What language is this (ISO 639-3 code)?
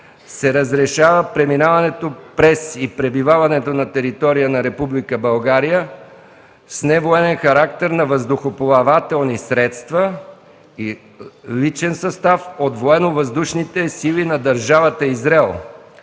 bul